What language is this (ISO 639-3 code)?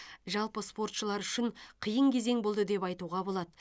kaz